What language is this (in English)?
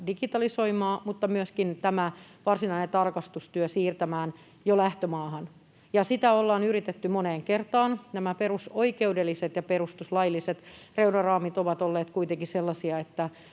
Finnish